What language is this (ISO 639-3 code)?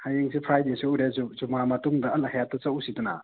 mni